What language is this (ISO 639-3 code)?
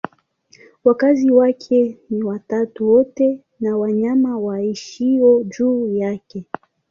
swa